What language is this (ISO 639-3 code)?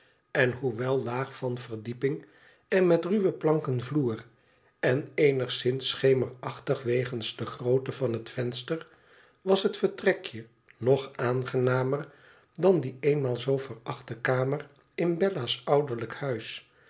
nld